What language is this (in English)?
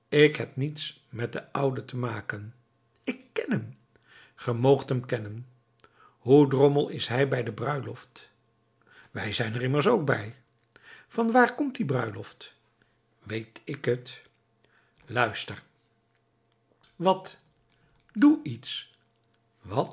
Dutch